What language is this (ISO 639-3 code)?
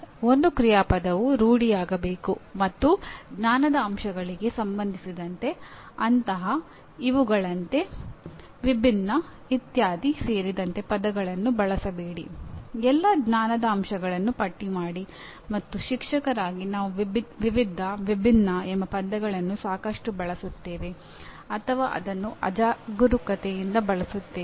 kan